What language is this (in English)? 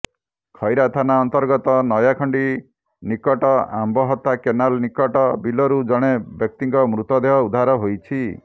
Odia